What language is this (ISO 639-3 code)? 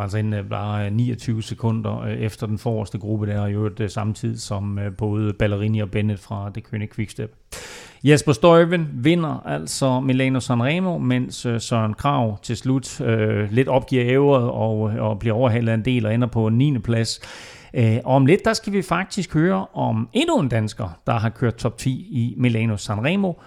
dan